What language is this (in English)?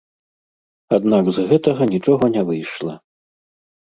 Belarusian